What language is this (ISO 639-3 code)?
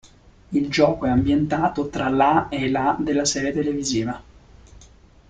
ita